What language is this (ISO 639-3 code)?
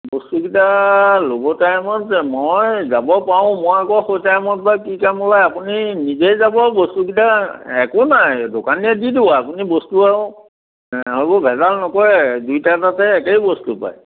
asm